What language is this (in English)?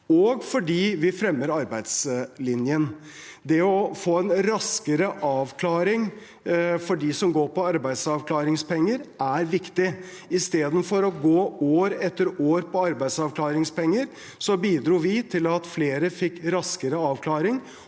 Norwegian